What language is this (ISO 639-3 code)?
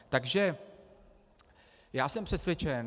ces